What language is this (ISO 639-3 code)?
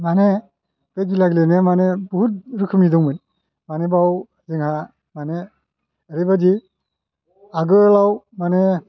brx